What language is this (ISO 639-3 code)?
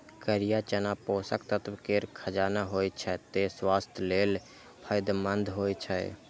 mai